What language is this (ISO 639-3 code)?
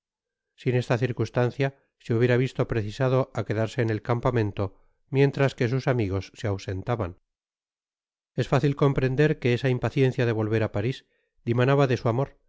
spa